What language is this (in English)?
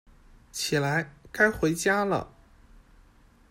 Chinese